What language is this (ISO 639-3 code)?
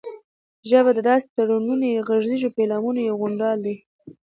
pus